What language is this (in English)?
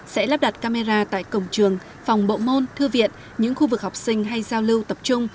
Vietnamese